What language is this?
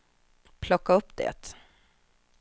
Swedish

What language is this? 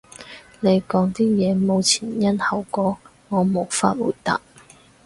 Cantonese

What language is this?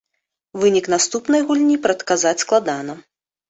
Belarusian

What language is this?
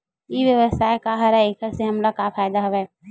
Chhattisgarhi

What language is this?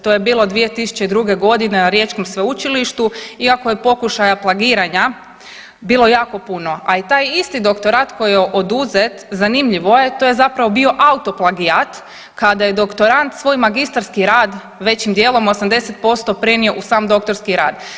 Croatian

